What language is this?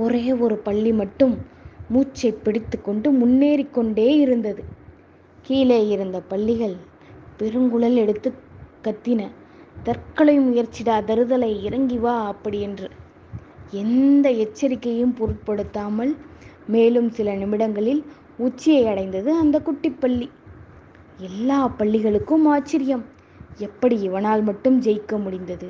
Tamil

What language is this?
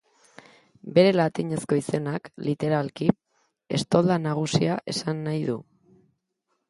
Basque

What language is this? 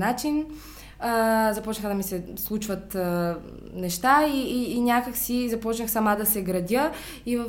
Bulgarian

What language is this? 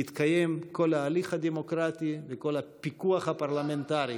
Hebrew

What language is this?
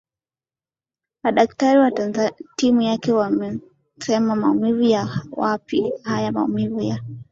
Swahili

